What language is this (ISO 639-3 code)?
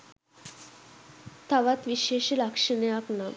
sin